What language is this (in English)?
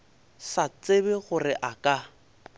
Northern Sotho